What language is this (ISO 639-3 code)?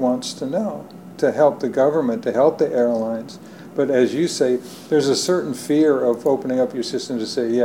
eng